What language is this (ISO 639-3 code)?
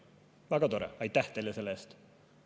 est